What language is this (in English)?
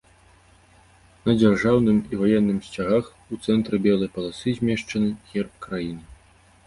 Belarusian